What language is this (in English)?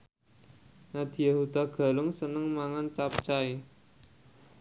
Javanese